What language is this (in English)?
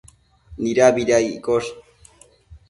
Matsés